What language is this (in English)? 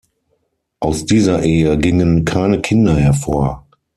German